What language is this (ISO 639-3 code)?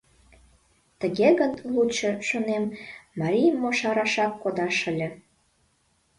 chm